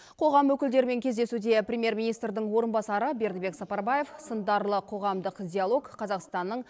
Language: Kazakh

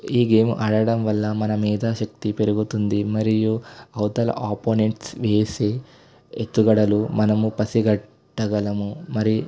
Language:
Telugu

